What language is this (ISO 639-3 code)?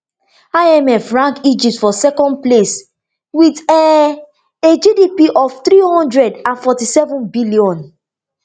pcm